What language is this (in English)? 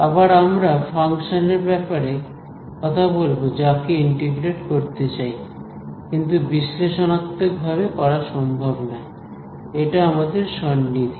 Bangla